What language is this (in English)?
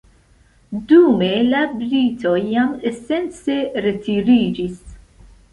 Esperanto